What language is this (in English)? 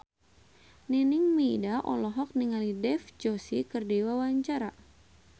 Sundanese